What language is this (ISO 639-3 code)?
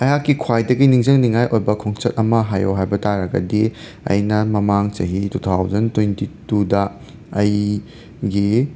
mni